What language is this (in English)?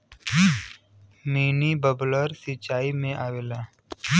Bhojpuri